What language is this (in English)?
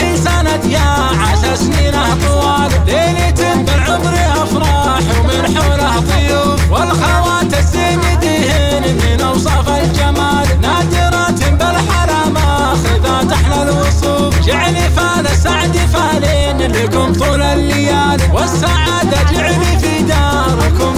Arabic